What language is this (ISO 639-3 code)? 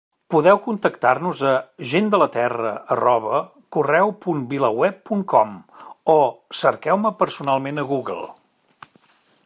cat